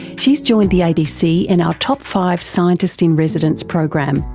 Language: English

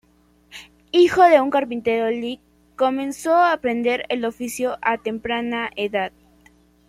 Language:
Spanish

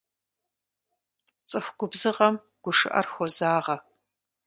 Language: Kabardian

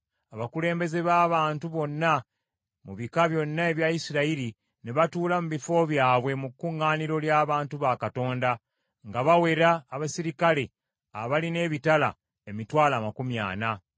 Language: Ganda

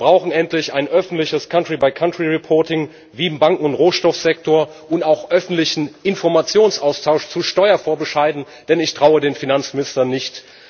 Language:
German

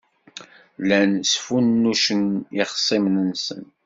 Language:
Kabyle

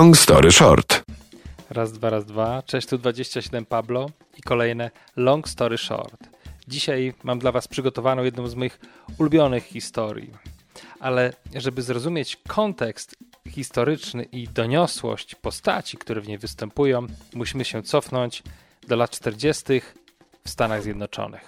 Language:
Polish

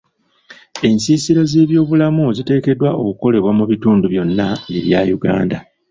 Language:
Ganda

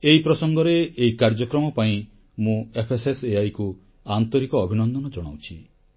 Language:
Odia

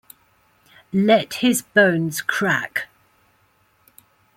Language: English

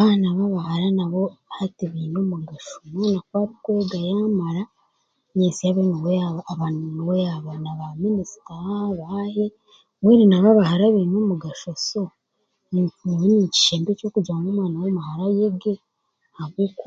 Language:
Chiga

